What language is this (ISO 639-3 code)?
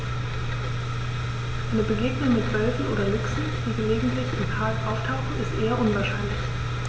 deu